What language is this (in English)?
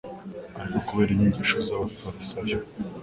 Kinyarwanda